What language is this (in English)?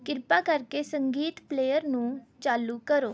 Punjabi